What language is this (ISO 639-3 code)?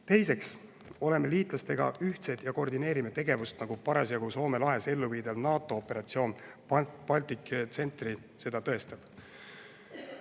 est